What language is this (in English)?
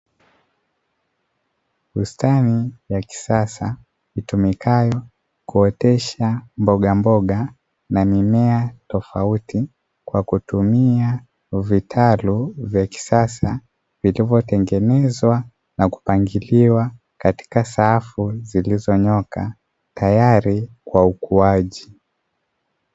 Swahili